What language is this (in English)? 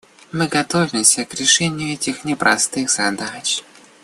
Russian